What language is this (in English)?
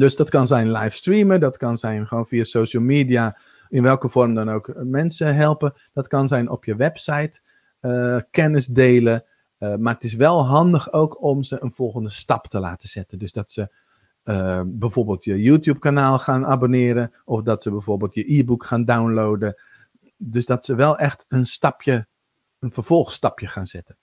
Dutch